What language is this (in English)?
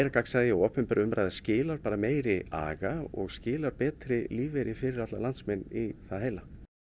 Icelandic